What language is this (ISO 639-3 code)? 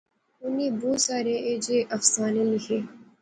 phr